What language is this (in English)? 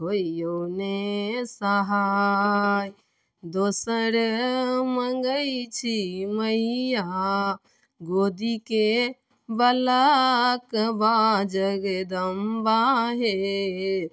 Maithili